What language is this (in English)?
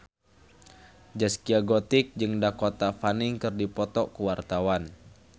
Sundanese